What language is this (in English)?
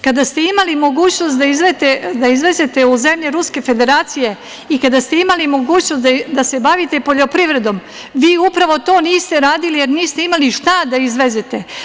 Serbian